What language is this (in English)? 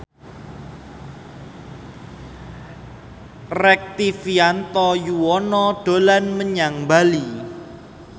Javanese